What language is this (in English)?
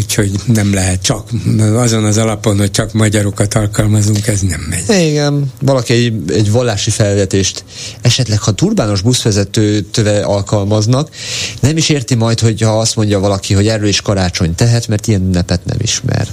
Hungarian